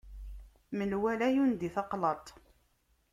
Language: Kabyle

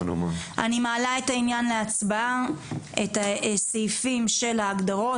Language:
Hebrew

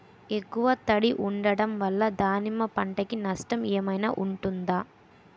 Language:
Telugu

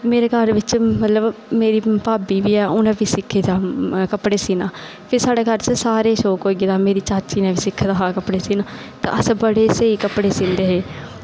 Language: Dogri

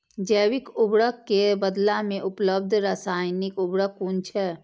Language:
Maithili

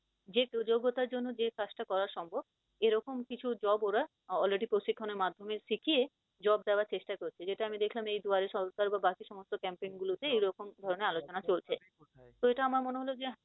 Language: Bangla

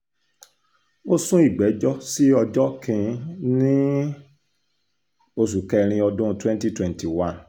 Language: Yoruba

